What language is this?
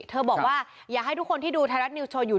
Thai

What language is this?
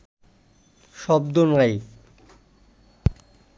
Bangla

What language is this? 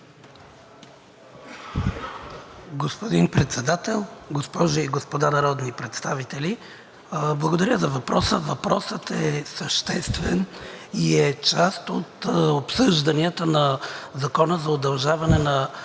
Bulgarian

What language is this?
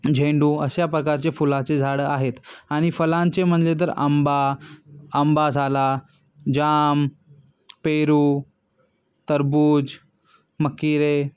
Marathi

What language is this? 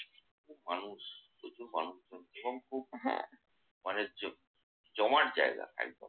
Bangla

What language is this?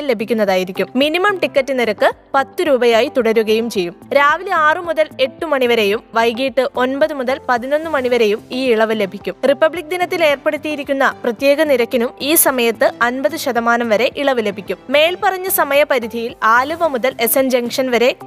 Malayalam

